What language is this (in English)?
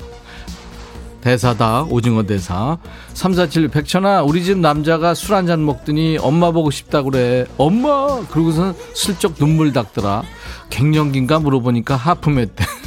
Korean